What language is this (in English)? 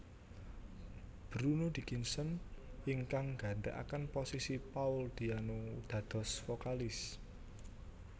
Javanese